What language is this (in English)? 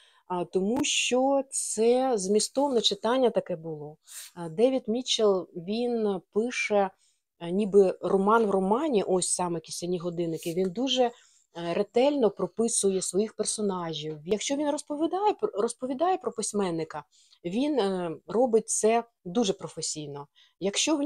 Ukrainian